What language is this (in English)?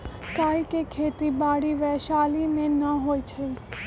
Magahi